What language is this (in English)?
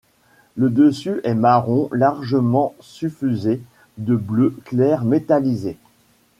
French